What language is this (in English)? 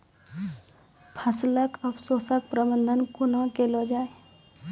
Maithili